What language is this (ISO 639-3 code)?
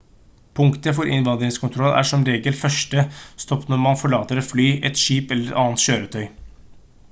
nob